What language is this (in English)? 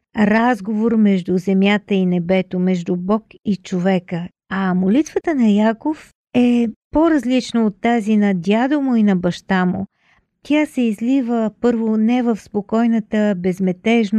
Bulgarian